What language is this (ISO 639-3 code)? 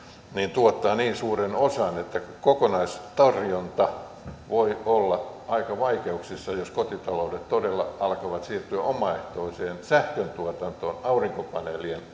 fin